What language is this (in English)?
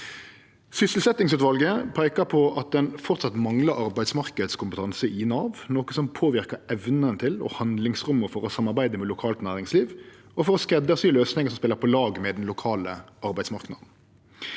Norwegian